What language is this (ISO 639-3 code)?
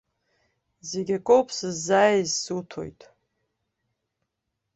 abk